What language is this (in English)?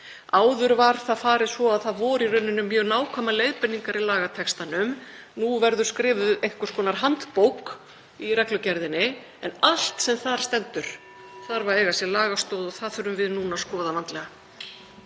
Icelandic